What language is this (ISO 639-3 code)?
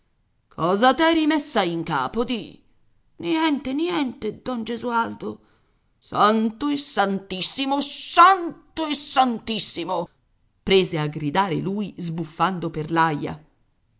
ita